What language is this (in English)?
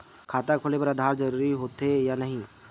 Chhattisgarhi